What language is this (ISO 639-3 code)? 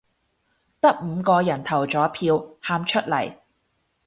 yue